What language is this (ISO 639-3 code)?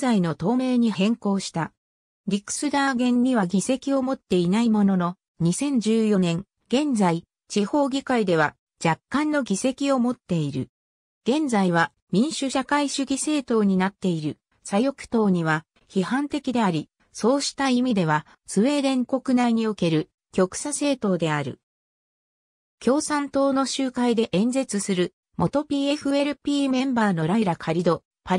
jpn